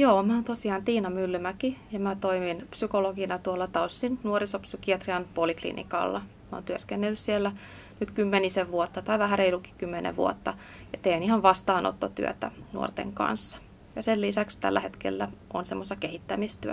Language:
Finnish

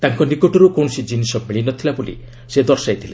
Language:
Odia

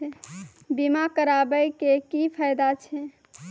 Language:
Maithili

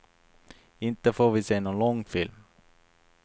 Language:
Swedish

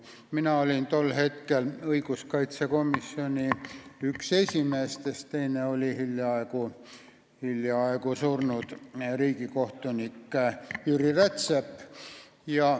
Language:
Estonian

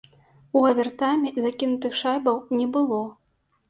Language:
Belarusian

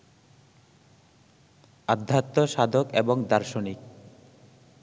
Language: Bangla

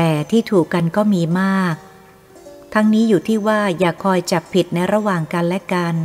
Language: Thai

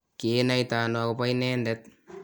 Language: Kalenjin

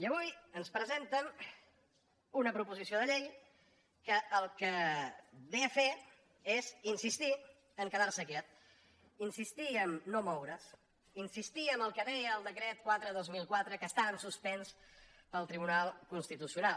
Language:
Catalan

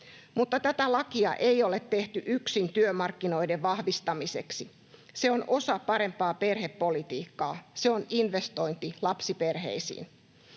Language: Finnish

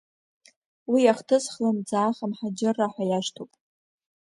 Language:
Abkhazian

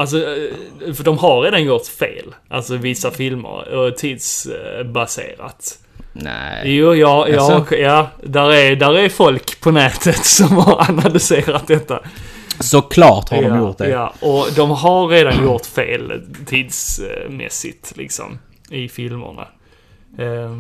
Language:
Swedish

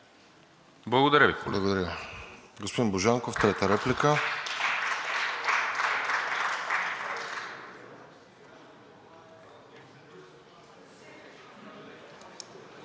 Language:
Bulgarian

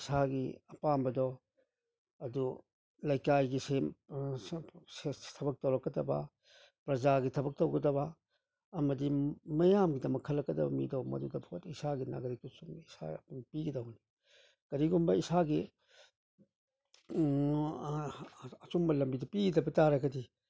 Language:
Manipuri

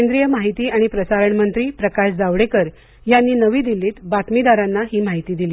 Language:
Marathi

